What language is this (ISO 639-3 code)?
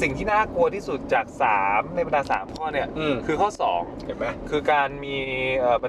tha